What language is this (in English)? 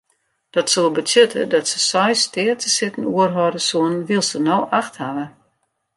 Western Frisian